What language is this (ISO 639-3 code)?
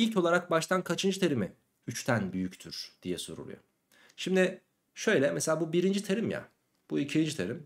tur